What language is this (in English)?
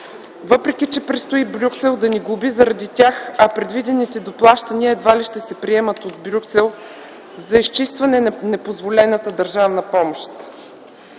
Bulgarian